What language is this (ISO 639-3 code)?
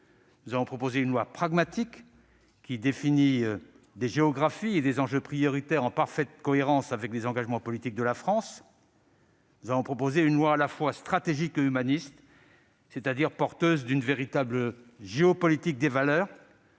fra